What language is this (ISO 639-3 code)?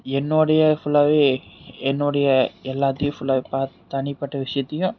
tam